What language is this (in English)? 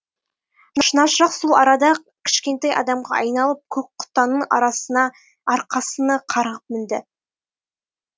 Kazakh